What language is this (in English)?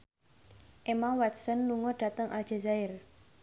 Javanese